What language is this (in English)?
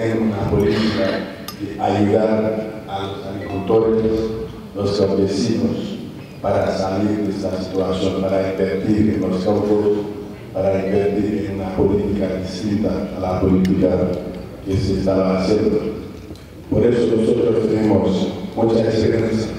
Spanish